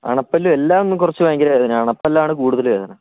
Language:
Malayalam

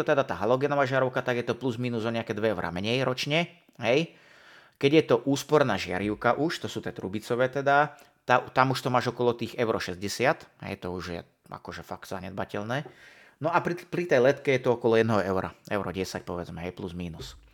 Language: Slovak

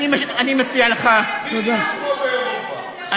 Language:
Hebrew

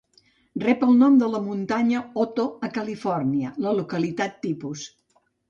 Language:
Catalan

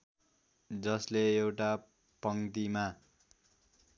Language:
Nepali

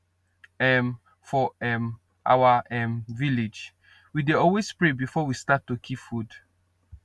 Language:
Nigerian Pidgin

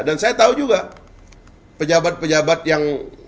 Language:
Indonesian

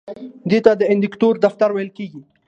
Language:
Pashto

